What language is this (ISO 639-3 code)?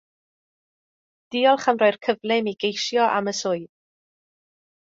cym